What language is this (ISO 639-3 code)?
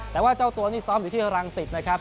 tha